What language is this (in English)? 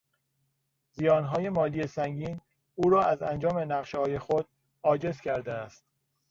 Persian